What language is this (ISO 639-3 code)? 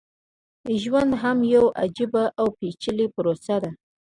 pus